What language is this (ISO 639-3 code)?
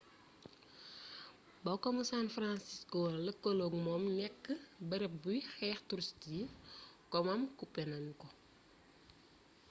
wol